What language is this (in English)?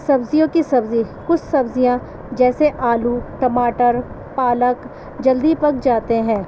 Urdu